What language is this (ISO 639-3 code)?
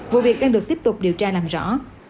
vie